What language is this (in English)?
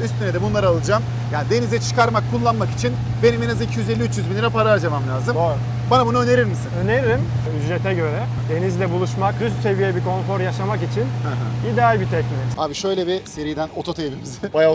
Turkish